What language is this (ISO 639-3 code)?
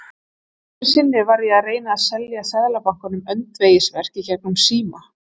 isl